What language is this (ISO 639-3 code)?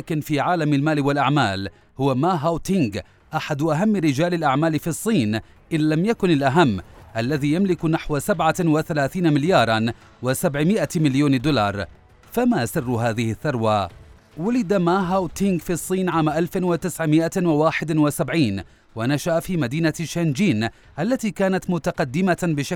ara